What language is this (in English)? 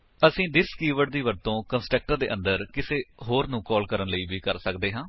Punjabi